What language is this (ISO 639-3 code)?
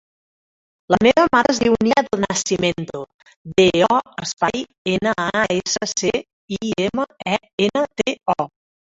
cat